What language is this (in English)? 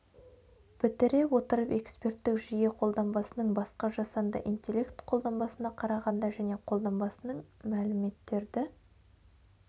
Kazakh